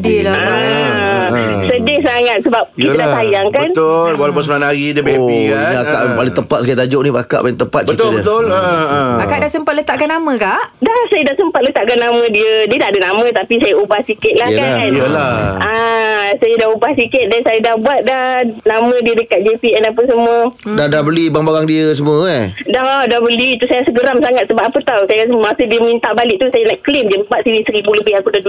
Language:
Malay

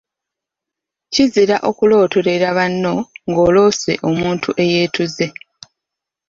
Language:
Ganda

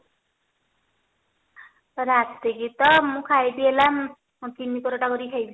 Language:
Odia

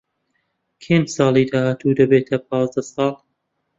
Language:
Central Kurdish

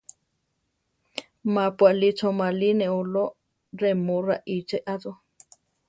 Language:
Central Tarahumara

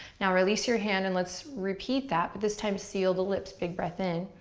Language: English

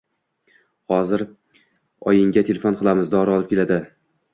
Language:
Uzbek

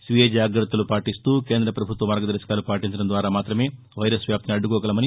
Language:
Telugu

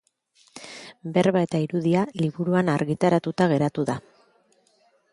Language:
Basque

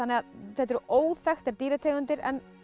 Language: Icelandic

